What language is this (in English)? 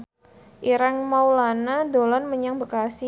Javanese